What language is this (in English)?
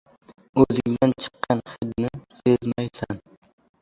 Uzbek